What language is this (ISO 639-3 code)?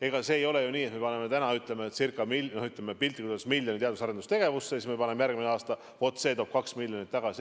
est